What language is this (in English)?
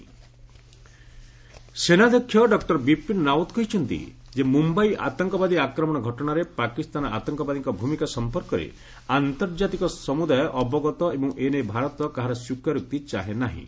Odia